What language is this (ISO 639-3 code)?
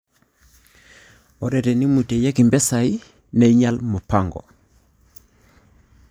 mas